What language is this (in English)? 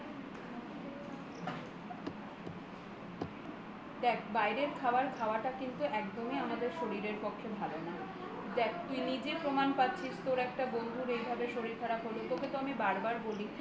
Bangla